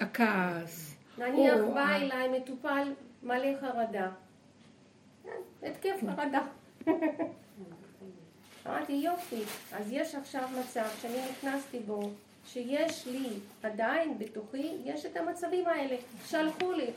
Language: Hebrew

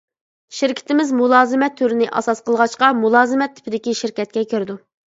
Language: Uyghur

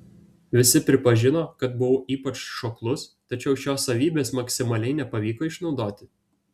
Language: Lithuanian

